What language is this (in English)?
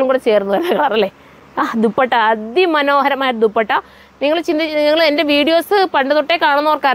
Malayalam